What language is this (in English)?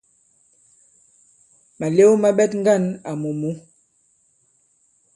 Bankon